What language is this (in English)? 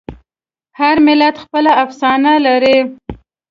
Pashto